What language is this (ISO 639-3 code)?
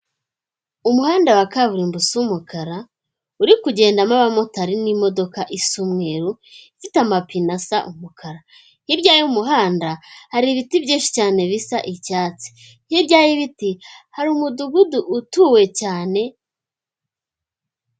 kin